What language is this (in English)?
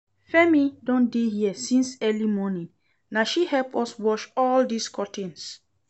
Nigerian Pidgin